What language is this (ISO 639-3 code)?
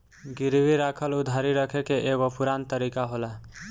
bho